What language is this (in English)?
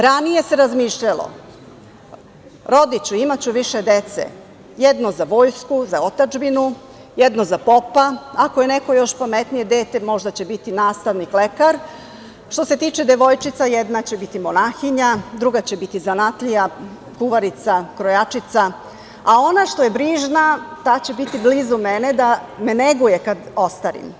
Serbian